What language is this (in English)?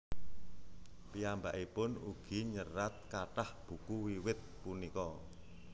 Javanese